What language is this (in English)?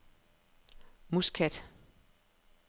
Danish